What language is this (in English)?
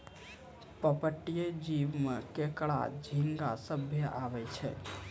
Maithili